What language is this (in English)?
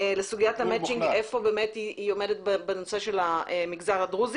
Hebrew